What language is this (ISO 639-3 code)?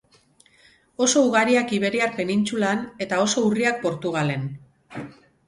eus